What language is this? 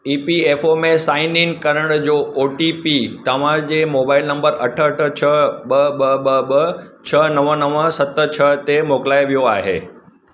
Sindhi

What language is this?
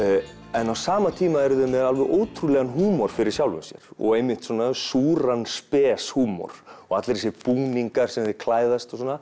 Icelandic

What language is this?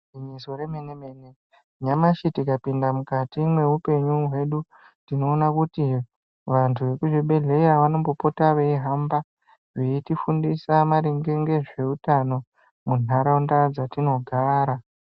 Ndau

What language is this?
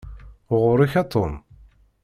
Kabyle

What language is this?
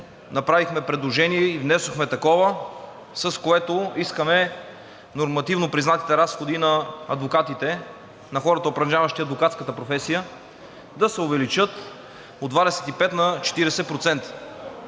Bulgarian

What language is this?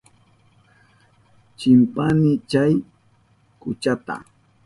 Southern Pastaza Quechua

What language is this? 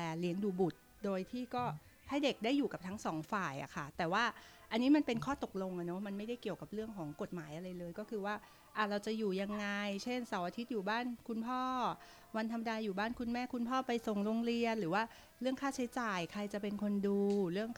Thai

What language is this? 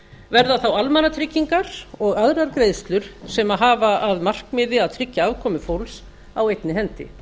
Icelandic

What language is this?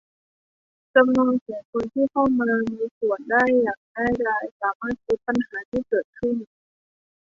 Thai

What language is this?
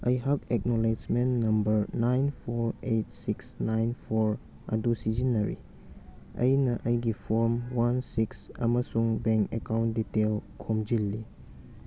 Manipuri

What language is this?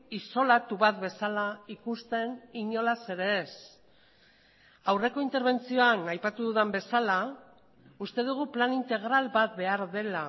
Basque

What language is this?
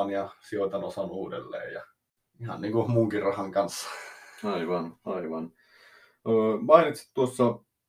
Finnish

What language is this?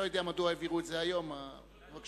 Hebrew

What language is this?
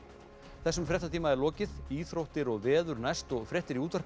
Icelandic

